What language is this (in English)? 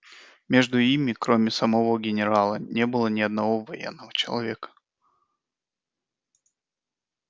Russian